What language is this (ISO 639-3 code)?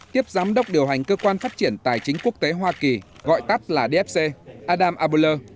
vie